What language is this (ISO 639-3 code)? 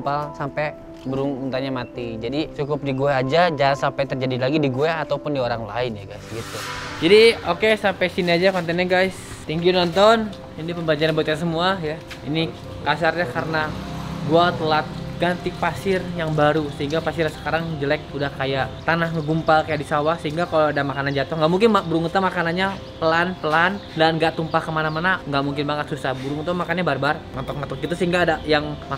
ind